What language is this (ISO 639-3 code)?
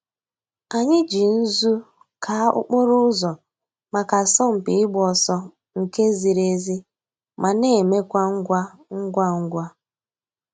ibo